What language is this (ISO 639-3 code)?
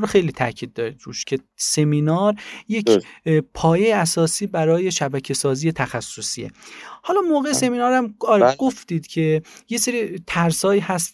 fas